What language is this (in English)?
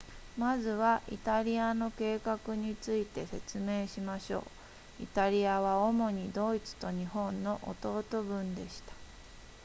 Japanese